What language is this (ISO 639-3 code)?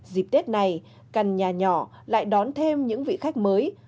vie